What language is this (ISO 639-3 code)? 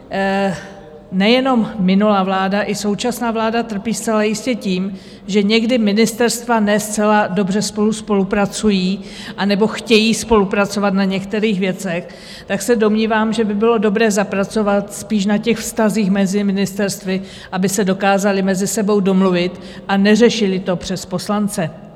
ces